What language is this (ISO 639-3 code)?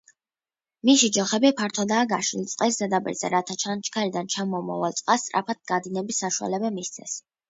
kat